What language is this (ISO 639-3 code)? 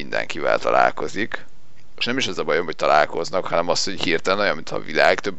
hun